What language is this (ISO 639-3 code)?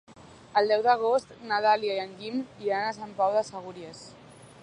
cat